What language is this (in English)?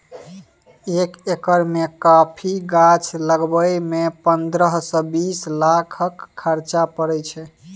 Maithili